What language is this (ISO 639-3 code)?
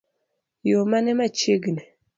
luo